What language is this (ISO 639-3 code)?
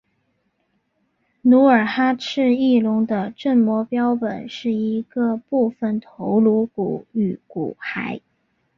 zho